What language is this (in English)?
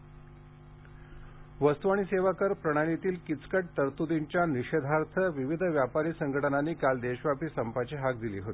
Marathi